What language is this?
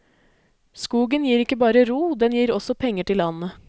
Norwegian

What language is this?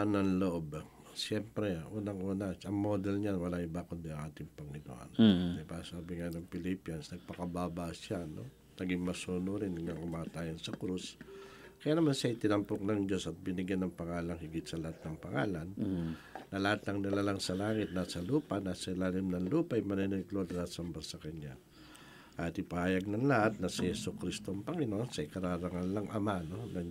Filipino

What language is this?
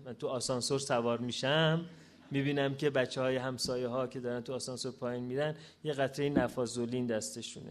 Persian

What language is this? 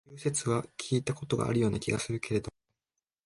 Japanese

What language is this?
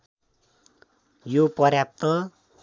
Nepali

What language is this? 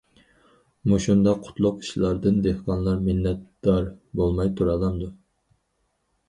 Uyghur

